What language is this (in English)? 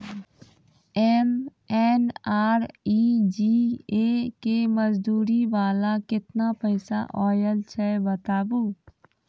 Maithili